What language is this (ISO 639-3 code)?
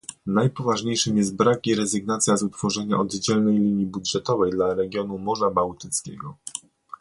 pol